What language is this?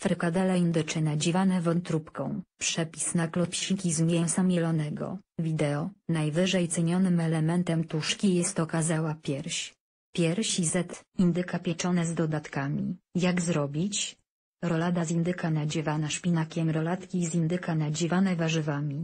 Polish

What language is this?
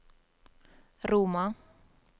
Norwegian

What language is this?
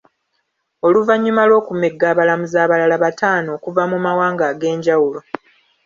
Ganda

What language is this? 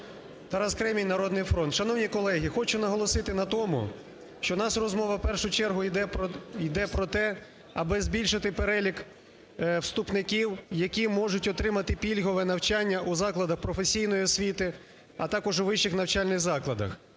Ukrainian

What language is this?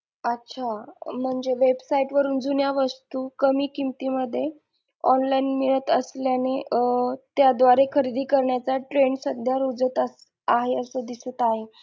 Marathi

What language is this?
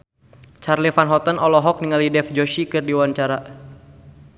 Sundanese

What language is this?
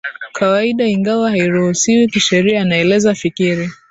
Swahili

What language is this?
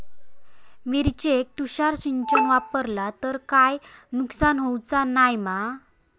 Marathi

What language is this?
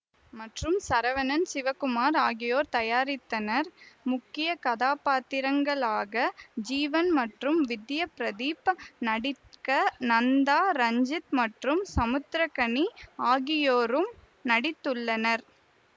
Tamil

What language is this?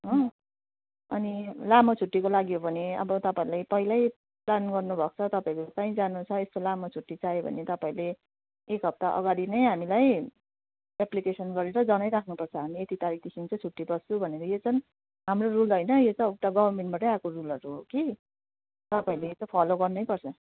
Nepali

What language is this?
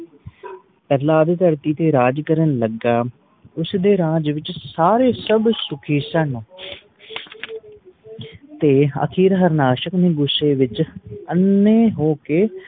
Punjabi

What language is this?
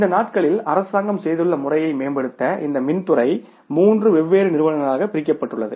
Tamil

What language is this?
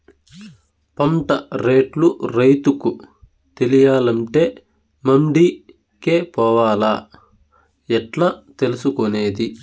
Telugu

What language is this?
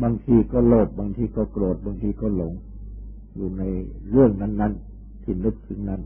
Thai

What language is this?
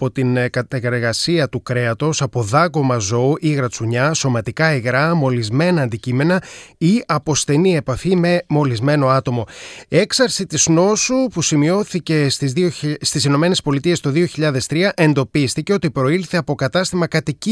Greek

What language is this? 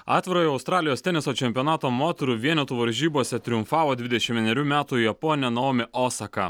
Lithuanian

